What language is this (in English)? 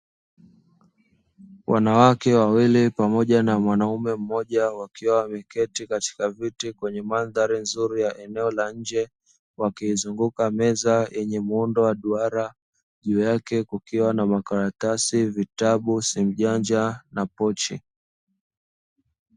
Swahili